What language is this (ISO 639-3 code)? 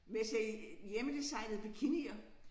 dan